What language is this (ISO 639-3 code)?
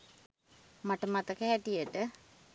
sin